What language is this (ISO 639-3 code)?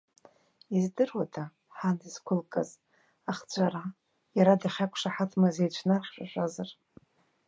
abk